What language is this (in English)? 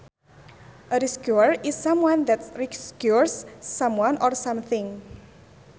Sundanese